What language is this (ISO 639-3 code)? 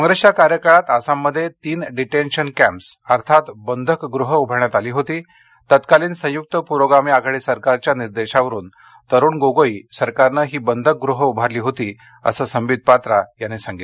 mar